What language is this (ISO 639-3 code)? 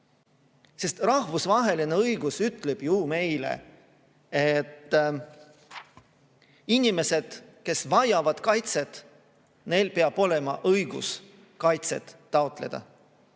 est